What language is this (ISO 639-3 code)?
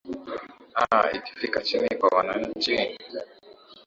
swa